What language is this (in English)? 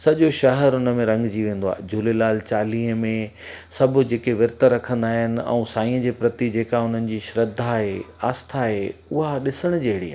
Sindhi